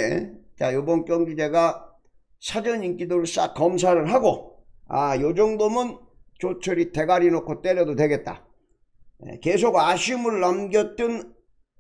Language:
Korean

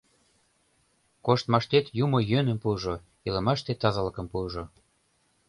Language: Mari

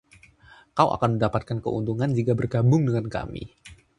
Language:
Indonesian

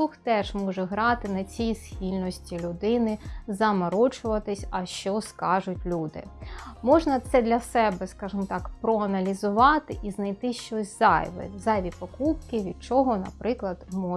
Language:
Ukrainian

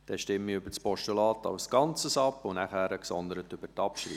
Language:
Swiss German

